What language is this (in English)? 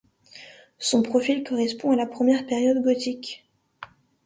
French